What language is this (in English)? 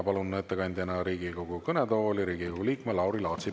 Estonian